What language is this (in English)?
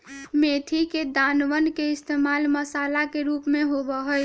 Magahi